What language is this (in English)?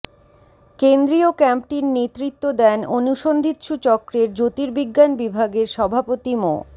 Bangla